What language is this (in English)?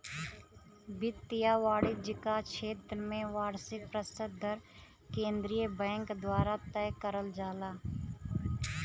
Bhojpuri